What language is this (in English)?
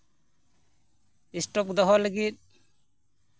Santali